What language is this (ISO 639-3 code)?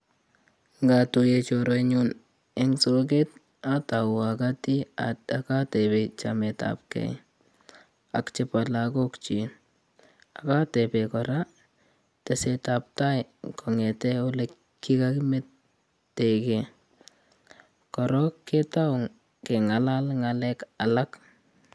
kln